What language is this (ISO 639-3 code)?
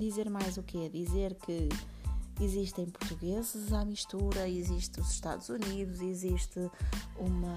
por